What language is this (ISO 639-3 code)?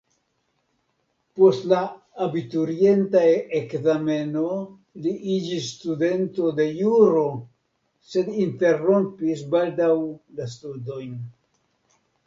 epo